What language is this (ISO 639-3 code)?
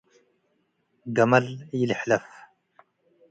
tig